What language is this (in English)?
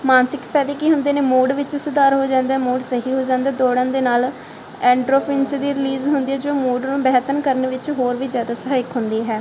Punjabi